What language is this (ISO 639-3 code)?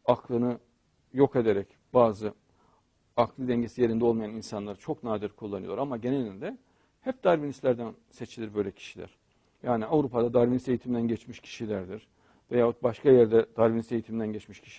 tur